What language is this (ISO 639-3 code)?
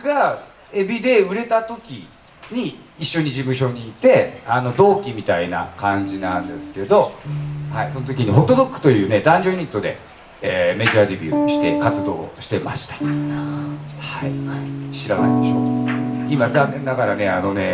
jpn